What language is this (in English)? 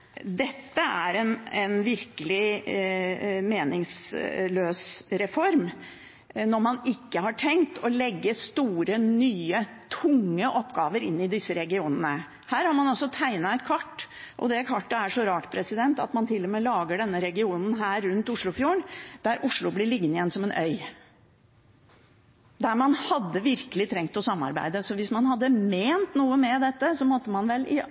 Norwegian Bokmål